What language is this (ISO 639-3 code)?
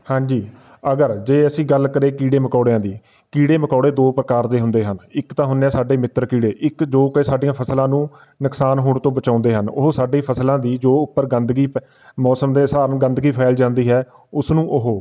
pan